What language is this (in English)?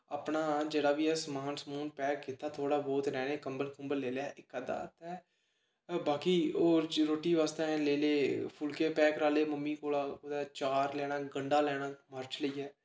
Dogri